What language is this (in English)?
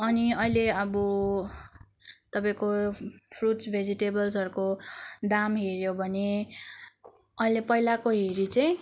Nepali